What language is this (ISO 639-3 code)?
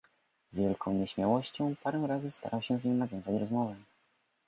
pol